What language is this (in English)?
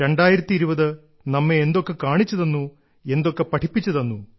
Malayalam